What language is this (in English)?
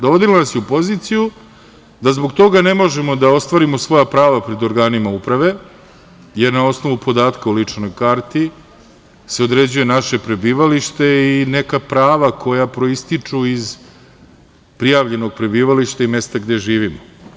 Serbian